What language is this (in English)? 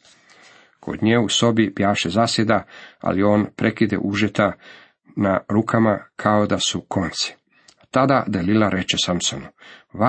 Croatian